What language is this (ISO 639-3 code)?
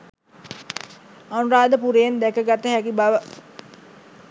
sin